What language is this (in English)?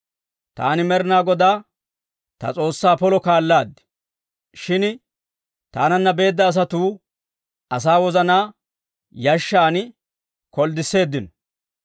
Dawro